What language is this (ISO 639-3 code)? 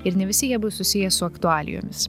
lit